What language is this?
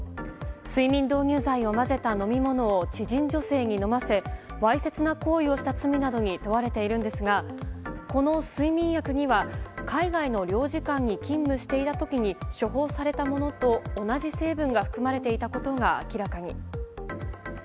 Japanese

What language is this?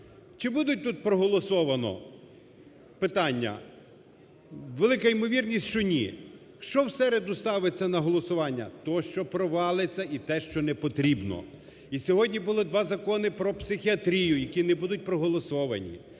Ukrainian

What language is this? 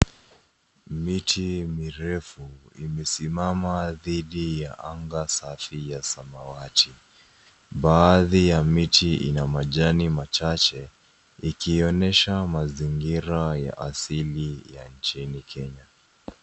Swahili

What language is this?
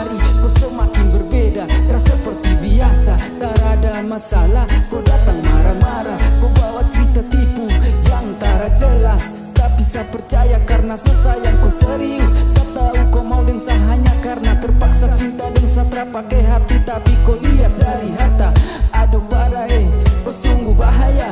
Indonesian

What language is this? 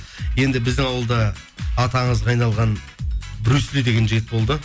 Kazakh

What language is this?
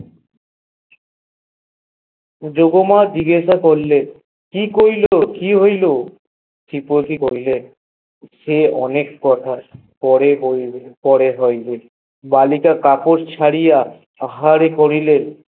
Bangla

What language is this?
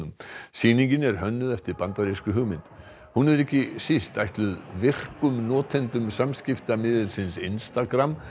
Icelandic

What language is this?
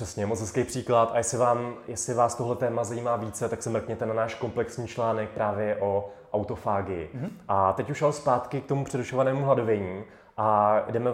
Czech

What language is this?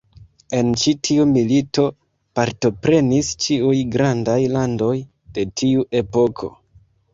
Esperanto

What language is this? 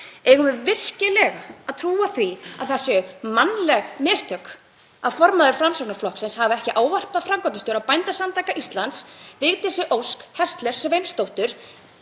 Icelandic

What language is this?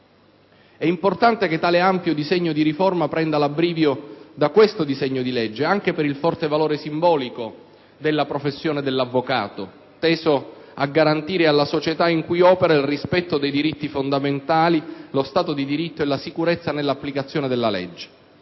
Italian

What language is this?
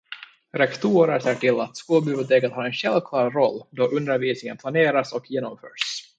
Swedish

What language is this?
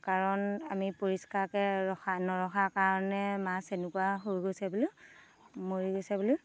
Assamese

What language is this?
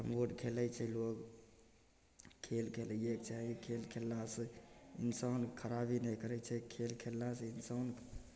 Maithili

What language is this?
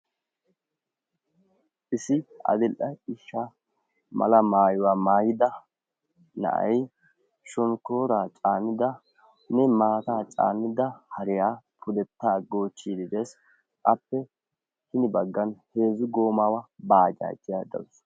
Wolaytta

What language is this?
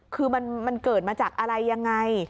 Thai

